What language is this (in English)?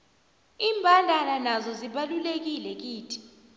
South Ndebele